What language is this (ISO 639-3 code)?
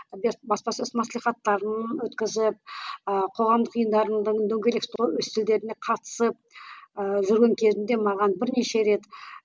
kaz